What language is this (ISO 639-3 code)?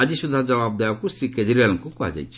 ori